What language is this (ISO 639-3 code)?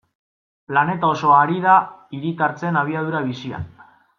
eus